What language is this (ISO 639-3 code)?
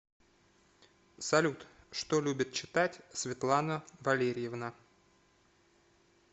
rus